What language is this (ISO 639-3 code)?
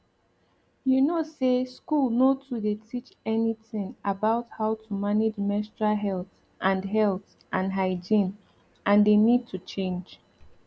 pcm